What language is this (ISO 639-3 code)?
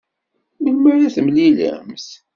kab